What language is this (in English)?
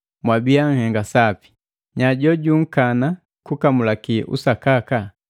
Matengo